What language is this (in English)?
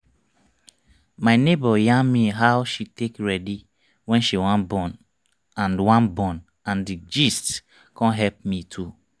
Nigerian Pidgin